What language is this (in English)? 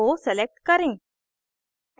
Hindi